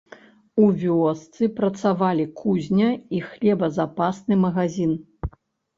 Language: Belarusian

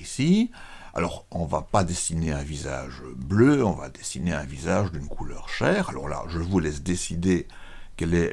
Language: French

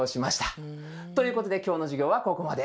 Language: Japanese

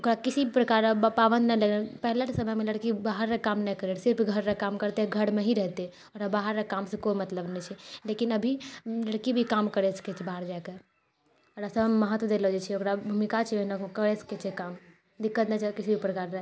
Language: Maithili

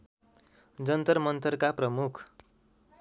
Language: Nepali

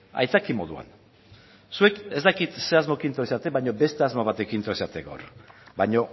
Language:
Basque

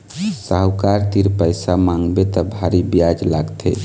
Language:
Chhattisgarhi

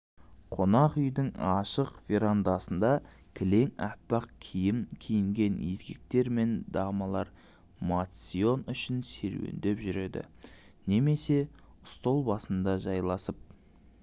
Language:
Kazakh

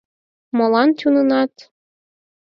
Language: Mari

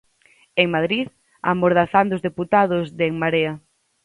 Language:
Galician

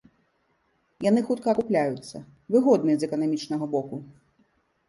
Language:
Belarusian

